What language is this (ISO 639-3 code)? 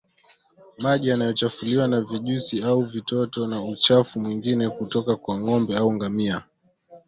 swa